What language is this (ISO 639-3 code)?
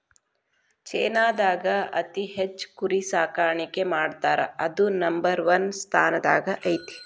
kan